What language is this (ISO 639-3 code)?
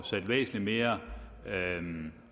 dan